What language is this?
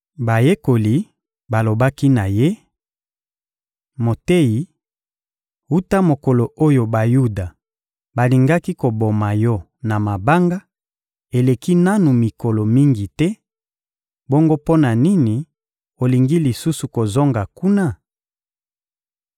Lingala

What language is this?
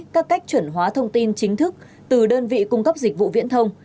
Vietnamese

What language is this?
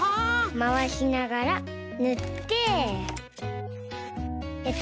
Japanese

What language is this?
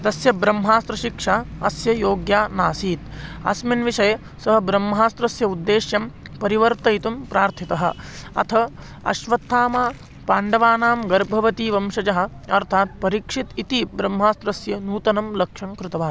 Sanskrit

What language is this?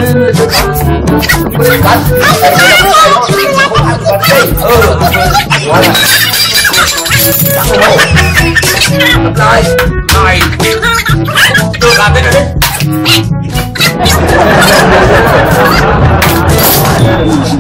Thai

